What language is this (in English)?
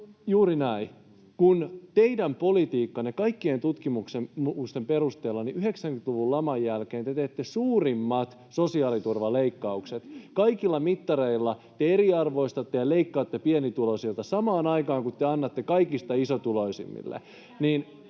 Finnish